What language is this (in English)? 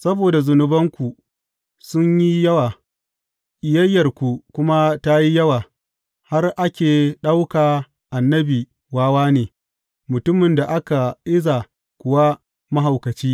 Hausa